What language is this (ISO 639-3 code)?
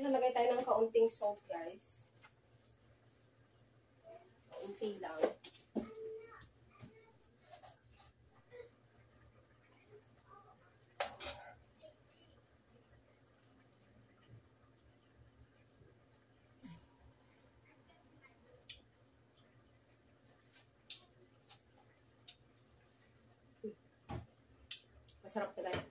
fil